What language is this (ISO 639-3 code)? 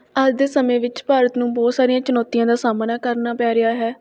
pan